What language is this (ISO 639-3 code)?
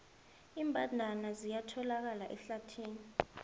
nbl